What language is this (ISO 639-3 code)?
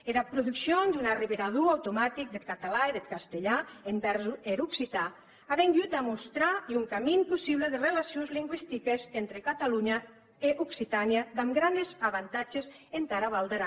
cat